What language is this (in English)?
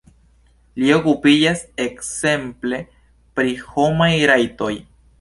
Esperanto